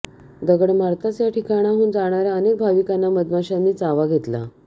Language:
Marathi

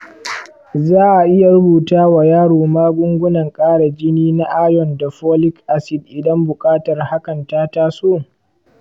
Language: Hausa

